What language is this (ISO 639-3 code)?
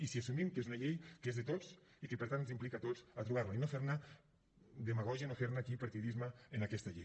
cat